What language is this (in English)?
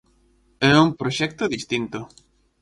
Galician